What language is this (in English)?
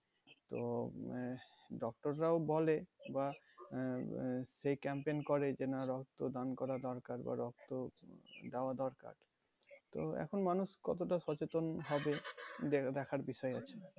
Bangla